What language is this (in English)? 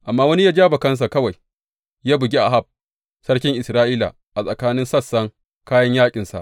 Hausa